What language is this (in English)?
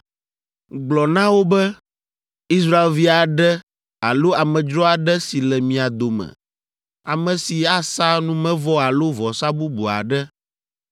Ewe